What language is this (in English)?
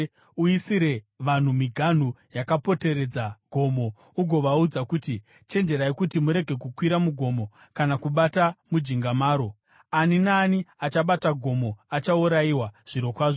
Shona